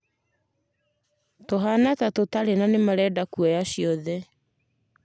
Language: Kikuyu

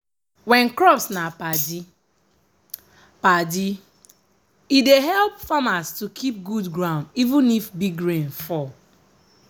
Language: Nigerian Pidgin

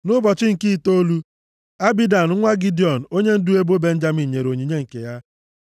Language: Igbo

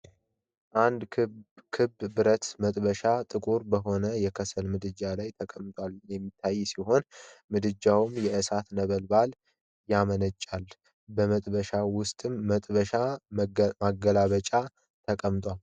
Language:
Amharic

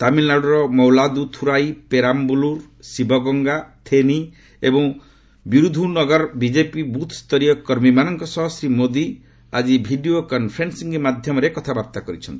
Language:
Odia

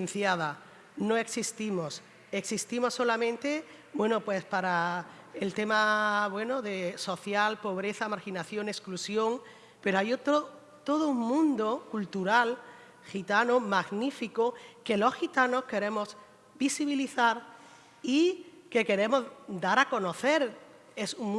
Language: Spanish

